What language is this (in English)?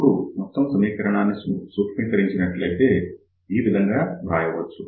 Telugu